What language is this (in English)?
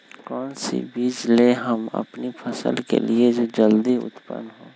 Magahi